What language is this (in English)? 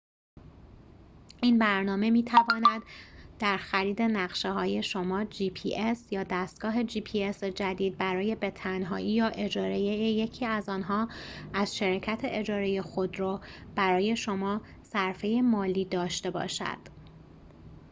Persian